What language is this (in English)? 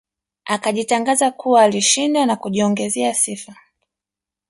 Swahili